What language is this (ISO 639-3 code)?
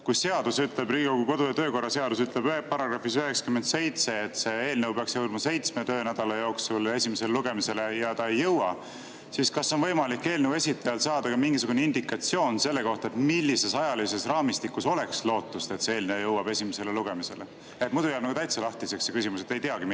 est